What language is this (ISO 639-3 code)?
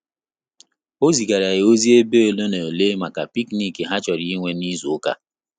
ibo